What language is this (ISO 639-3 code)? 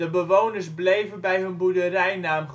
nld